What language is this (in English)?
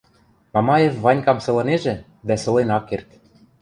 Western Mari